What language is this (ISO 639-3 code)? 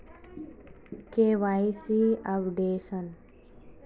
mag